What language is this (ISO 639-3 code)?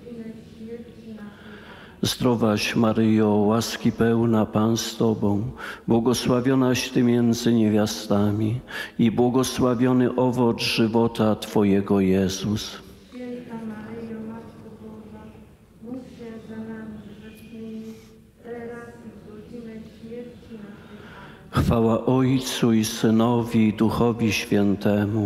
pol